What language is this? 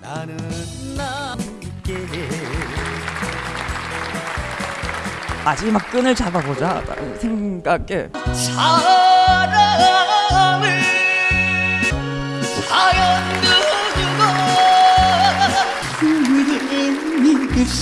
Korean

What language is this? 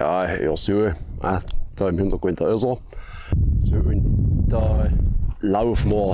German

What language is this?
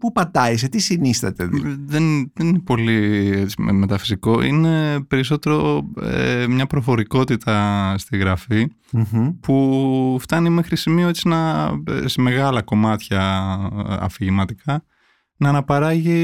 Greek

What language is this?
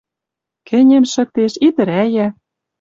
Western Mari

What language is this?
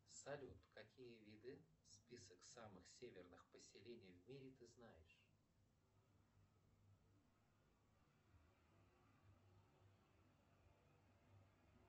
Russian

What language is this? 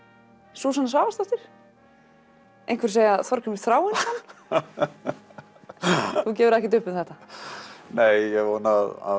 Icelandic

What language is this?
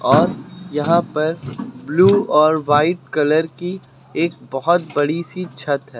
Hindi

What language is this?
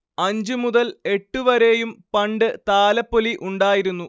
Malayalam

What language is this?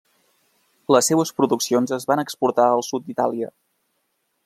Catalan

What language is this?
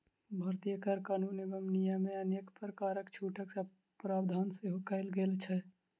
Maithili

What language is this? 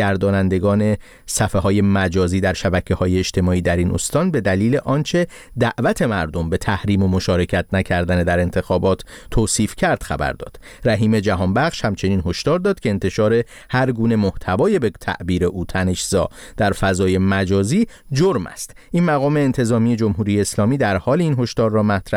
Persian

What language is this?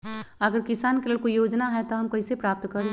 Magahi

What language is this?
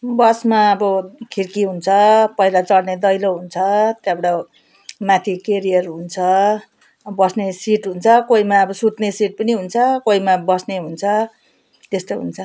Nepali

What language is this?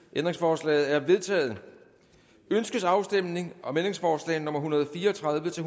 Danish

